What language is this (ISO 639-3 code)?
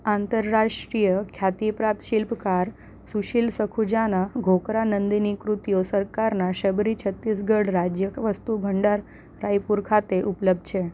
guj